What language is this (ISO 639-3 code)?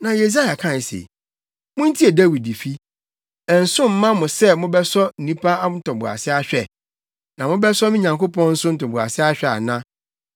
aka